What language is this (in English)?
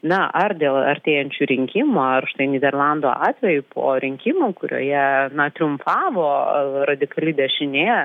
Lithuanian